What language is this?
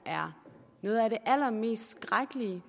Danish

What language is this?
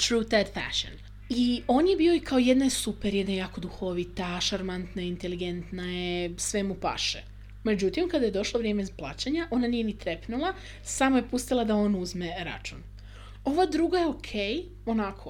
Croatian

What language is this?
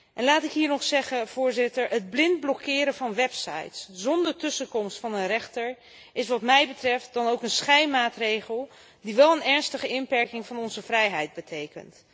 Dutch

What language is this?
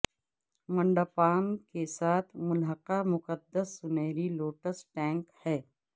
Urdu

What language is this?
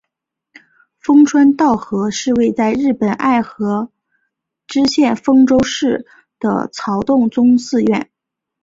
Chinese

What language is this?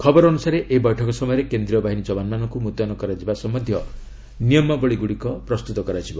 Odia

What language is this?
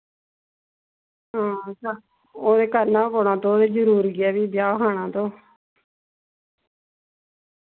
Dogri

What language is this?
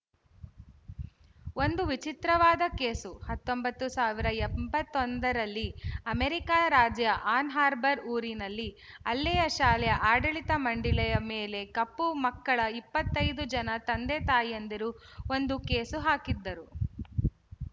Kannada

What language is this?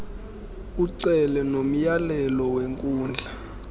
Xhosa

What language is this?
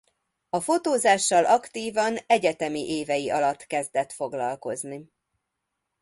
Hungarian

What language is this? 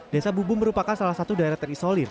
Indonesian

